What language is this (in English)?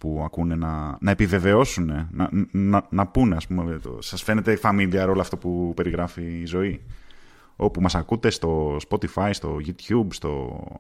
Greek